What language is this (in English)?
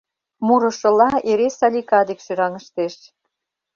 Mari